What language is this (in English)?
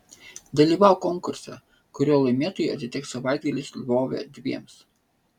Lithuanian